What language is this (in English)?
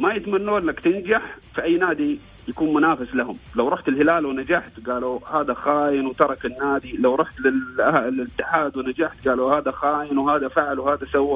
Arabic